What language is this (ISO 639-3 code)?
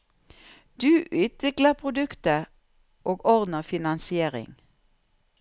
nor